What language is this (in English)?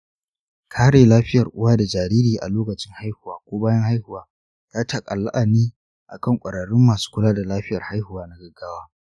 Hausa